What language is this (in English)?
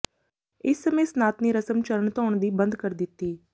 Punjabi